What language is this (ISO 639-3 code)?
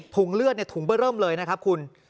tha